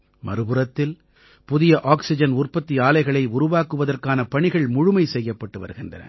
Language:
Tamil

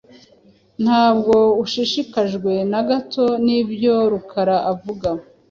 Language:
Kinyarwanda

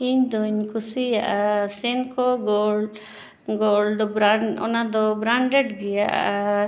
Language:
Santali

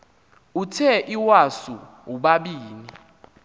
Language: Xhosa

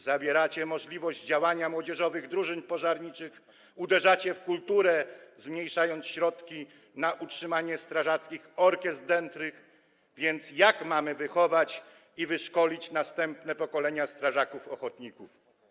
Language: Polish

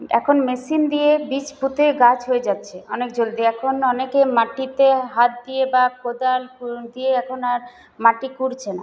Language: Bangla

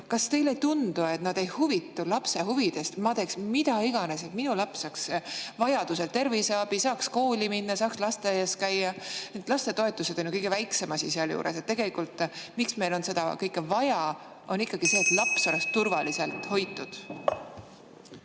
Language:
Estonian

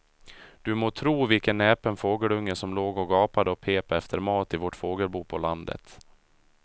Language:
Swedish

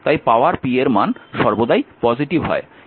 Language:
Bangla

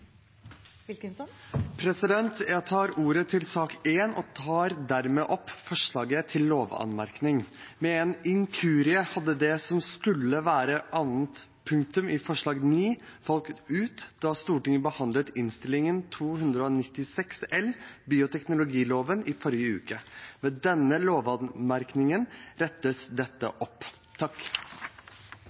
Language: Norwegian Bokmål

